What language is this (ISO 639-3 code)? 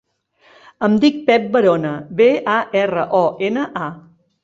cat